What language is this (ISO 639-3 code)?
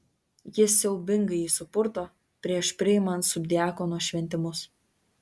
lit